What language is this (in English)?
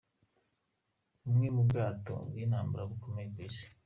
Kinyarwanda